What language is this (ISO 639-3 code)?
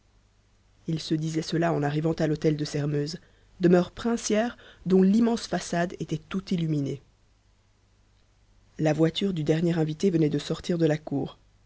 fra